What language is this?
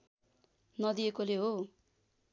Nepali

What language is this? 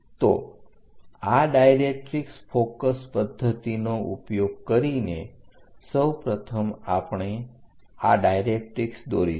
Gujarati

